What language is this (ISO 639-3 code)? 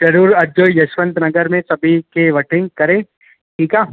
snd